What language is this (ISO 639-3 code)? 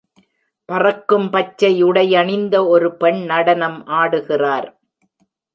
tam